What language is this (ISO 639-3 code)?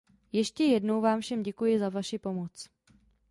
ces